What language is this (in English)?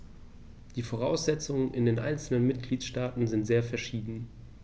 German